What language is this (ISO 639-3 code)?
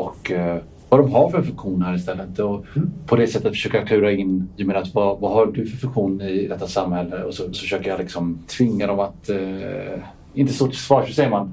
swe